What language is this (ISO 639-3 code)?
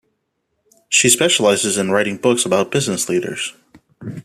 eng